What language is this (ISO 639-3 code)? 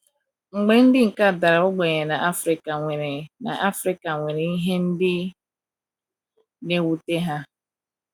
ibo